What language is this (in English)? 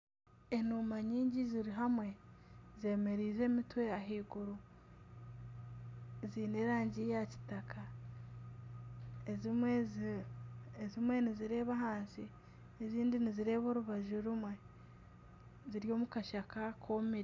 Nyankole